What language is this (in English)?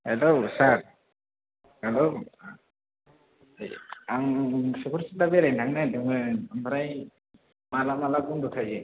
Bodo